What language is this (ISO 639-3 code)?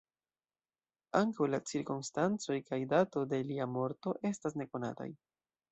epo